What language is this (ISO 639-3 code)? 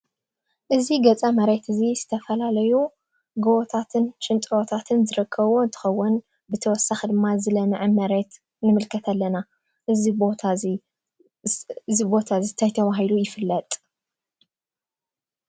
tir